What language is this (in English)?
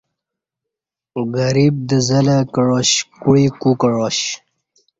Kati